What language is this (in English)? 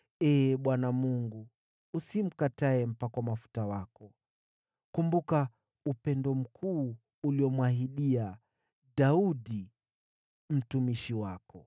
Swahili